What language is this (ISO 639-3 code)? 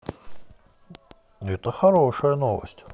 rus